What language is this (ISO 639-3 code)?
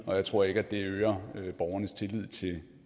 dan